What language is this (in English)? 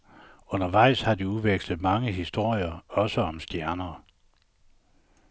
Danish